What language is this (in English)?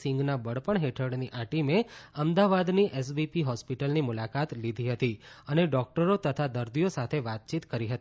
Gujarati